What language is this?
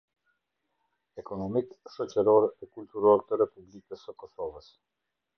Albanian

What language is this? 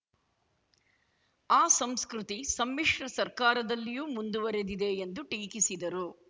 Kannada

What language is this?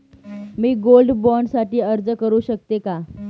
Marathi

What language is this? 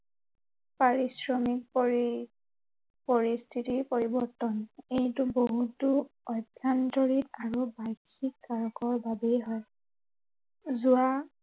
Assamese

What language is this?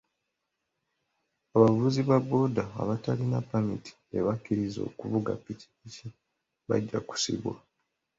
Ganda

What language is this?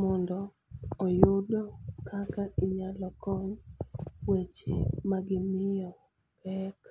Luo (Kenya and Tanzania)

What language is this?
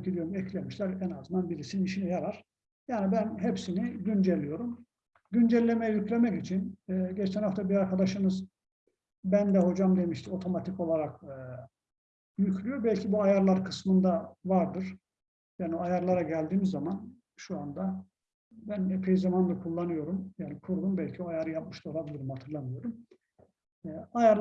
Turkish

